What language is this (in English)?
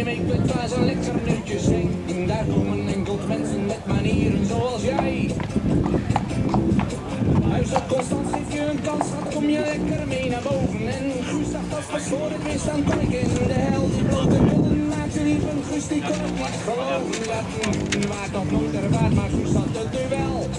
Dutch